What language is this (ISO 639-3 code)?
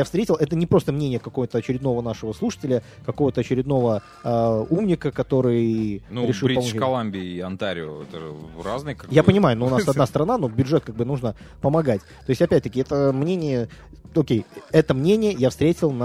rus